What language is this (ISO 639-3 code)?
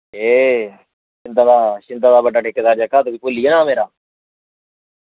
doi